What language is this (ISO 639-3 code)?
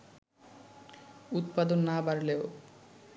ben